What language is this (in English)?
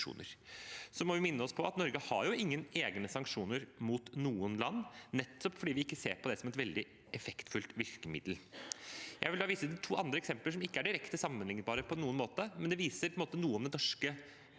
Norwegian